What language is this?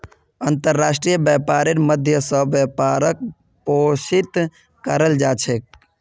Magahi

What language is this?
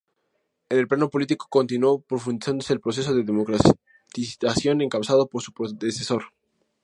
Spanish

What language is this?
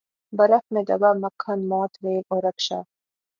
Urdu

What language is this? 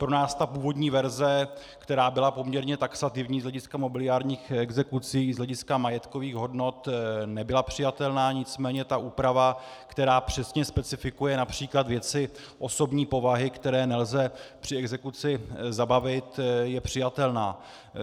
Czech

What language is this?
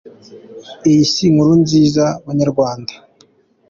Kinyarwanda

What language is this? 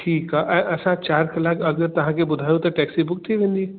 Sindhi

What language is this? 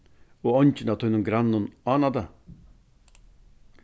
Faroese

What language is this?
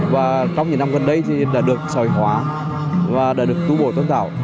Vietnamese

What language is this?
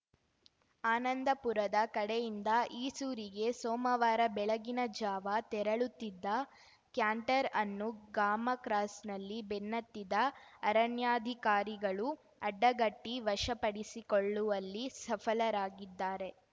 Kannada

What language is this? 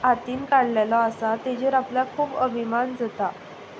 Konkani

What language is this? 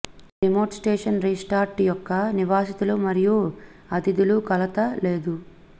Telugu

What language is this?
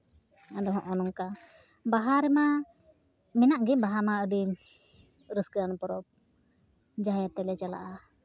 Santali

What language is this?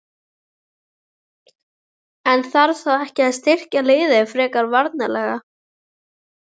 Icelandic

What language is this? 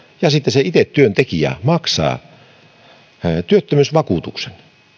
Finnish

